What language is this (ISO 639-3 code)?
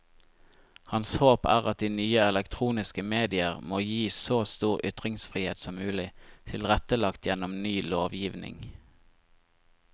nor